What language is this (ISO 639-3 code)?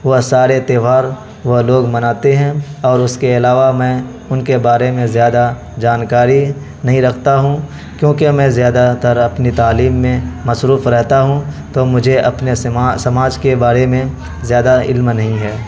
urd